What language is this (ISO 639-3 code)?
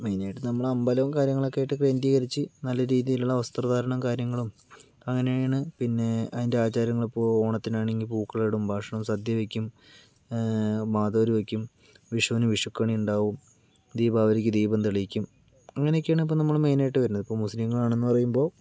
mal